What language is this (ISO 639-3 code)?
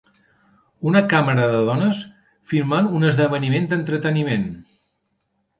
cat